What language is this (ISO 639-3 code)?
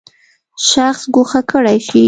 pus